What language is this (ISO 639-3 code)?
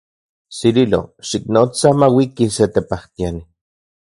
ncx